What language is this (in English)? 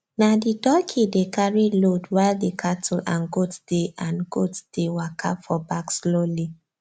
Nigerian Pidgin